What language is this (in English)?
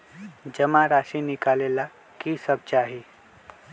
Magahi